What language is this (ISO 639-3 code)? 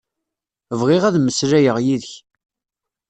kab